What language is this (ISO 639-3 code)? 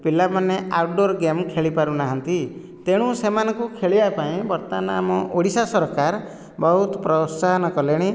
ori